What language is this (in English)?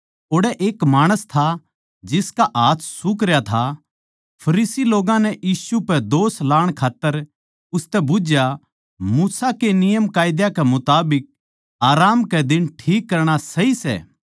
Haryanvi